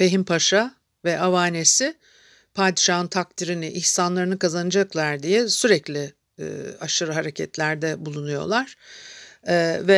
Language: Turkish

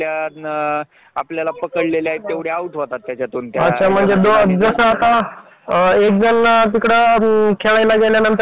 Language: Marathi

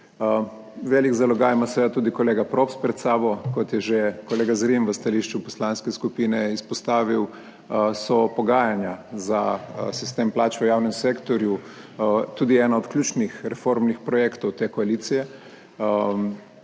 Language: Slovenian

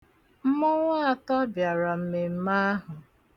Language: Igbo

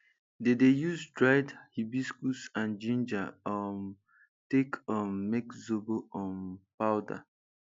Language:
Nigerian Pidgin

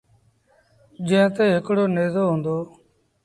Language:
Sindhi Bhil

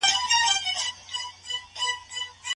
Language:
Pashto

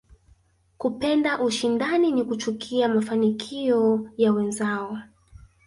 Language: Swahili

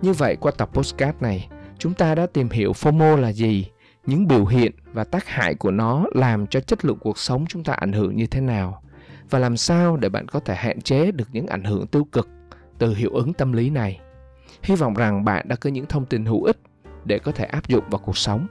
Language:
Vietnamese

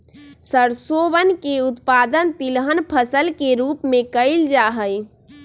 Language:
Magahi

